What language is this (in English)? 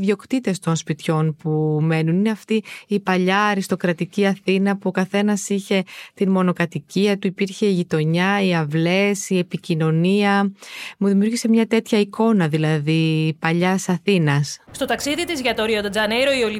Greek